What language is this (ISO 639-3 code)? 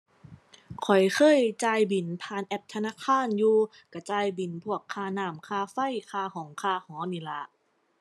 tha